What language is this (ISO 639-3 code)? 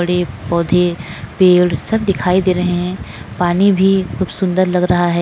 hin